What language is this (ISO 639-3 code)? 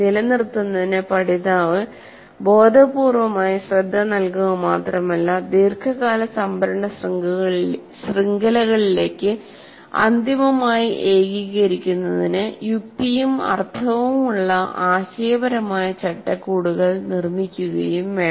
mal